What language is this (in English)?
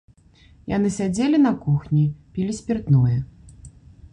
Belarusian